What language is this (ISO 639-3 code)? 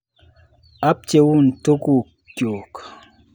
kln